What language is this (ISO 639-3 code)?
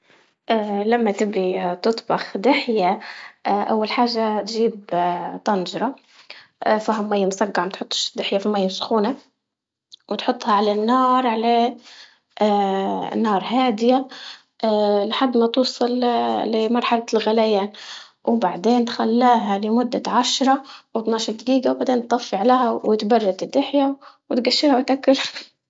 ayl